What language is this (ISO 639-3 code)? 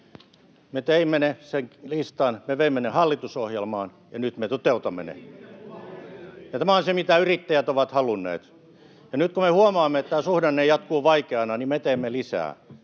fin